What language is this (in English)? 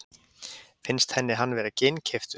Icelandic